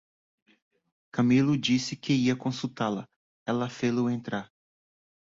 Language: Portuguese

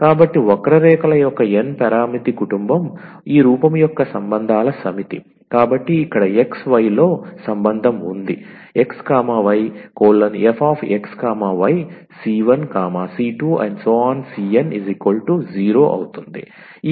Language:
Telugu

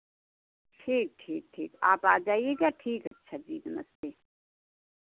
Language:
Hindi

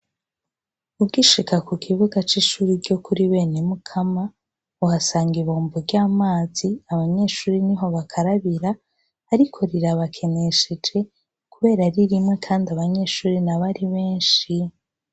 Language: Rundi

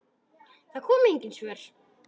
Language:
Icelandic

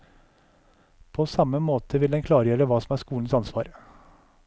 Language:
Norwegian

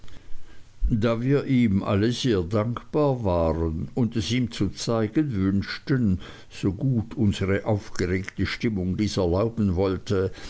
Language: German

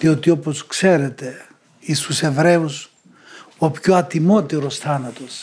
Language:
Greek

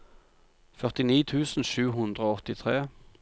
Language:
Norwegian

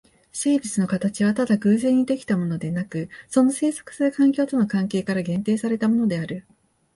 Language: Japanese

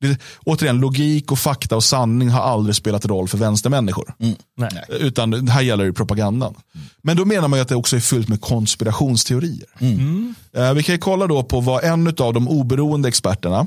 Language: Swedish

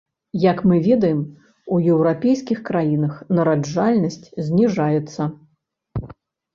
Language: Belarusian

